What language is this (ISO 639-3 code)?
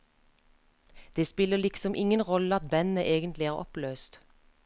nor